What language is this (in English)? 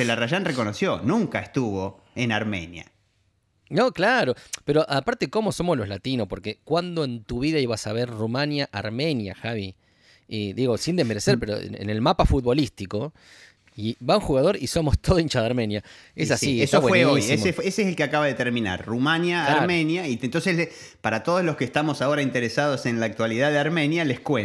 Spanish